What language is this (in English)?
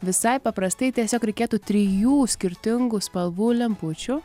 Lithuanian